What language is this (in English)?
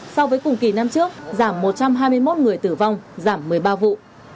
Vietnamese